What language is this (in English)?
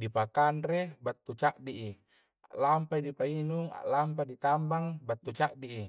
Coastal Konjo